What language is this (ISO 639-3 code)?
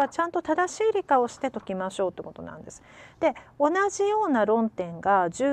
jpn